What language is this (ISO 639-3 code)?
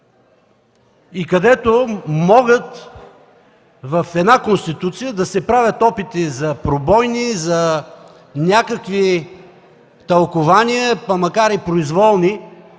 bul